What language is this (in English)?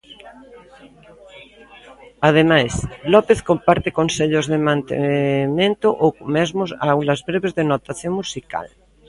Galician